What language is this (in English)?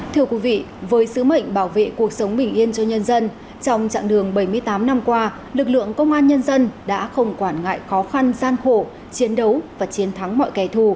Vietnamese